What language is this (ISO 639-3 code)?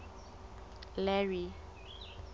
sot